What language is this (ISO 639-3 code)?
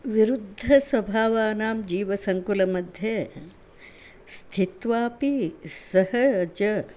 san